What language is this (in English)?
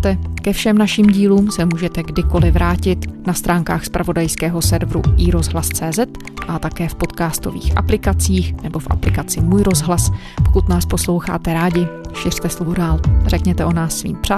Czech